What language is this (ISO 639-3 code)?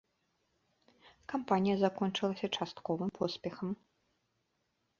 bel